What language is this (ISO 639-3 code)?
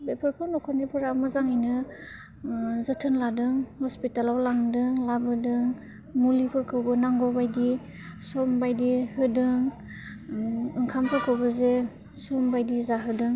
brx